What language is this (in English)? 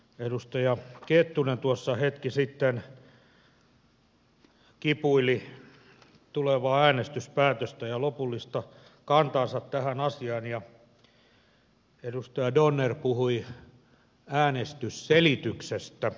Finnish